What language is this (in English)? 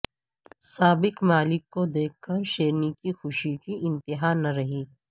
Urdu